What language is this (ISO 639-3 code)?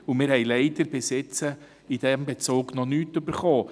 gsw